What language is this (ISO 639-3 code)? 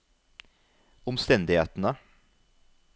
nor